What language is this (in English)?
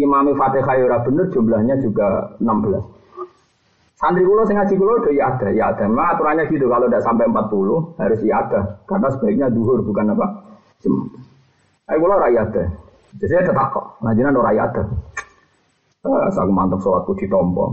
Malay